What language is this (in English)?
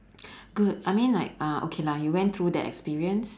English